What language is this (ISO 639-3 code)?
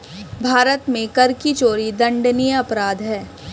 hin